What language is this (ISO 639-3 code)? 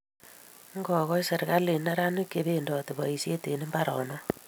kln